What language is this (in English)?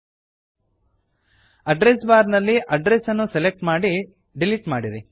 Kannada